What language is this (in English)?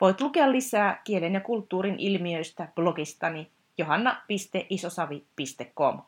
Finnish